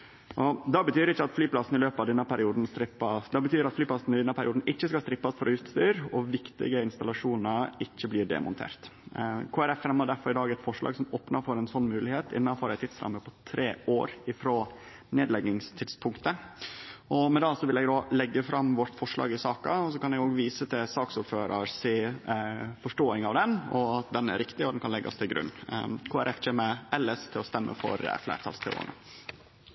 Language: Norwegian Nynorsk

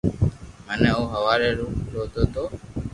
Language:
Loarki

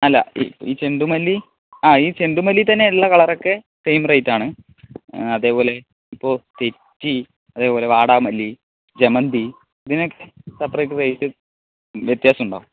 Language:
Malayalam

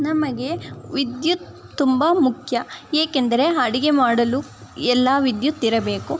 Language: Kannada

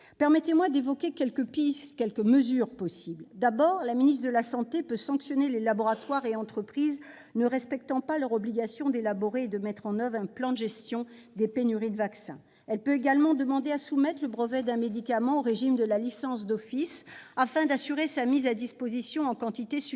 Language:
French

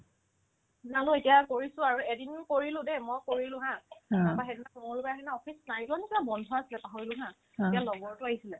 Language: Assamese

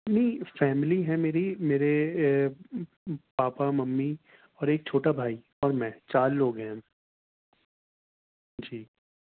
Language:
Urdu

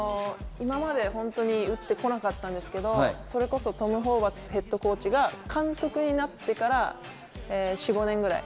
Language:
Japanese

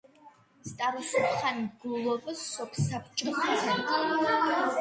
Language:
Georgian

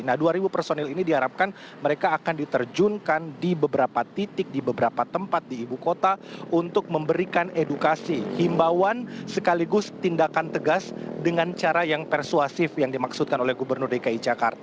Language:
Indonesian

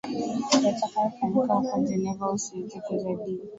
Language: Swahili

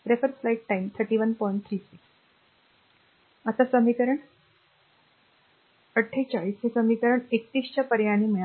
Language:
Marathi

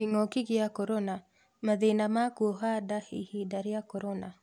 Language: Kikuyu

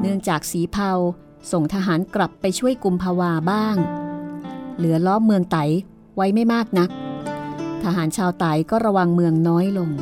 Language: Thai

